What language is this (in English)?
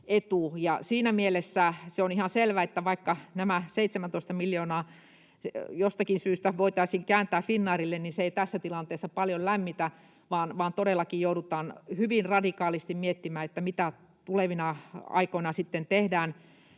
Finnish